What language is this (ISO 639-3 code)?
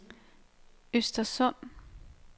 dan